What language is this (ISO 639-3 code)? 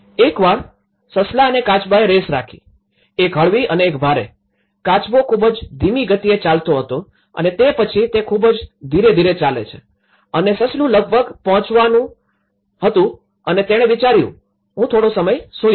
guj